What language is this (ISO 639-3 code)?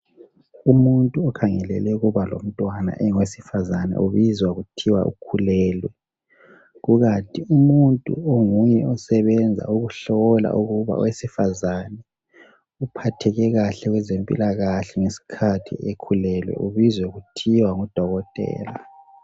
nde